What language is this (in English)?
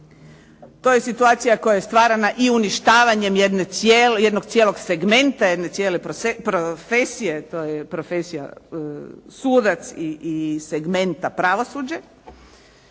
Croatian